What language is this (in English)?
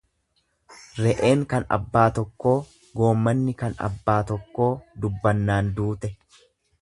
Oromo